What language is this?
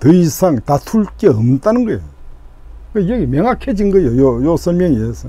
Korean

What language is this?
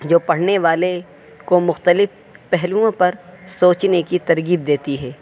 Urdu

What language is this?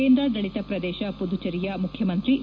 Kannada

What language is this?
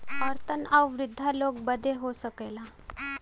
Bhojpuri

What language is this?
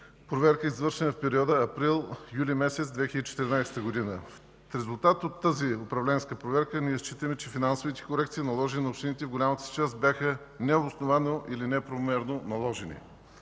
Bulgarian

